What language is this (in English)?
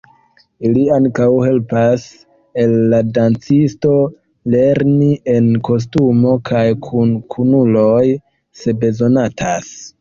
Esperanto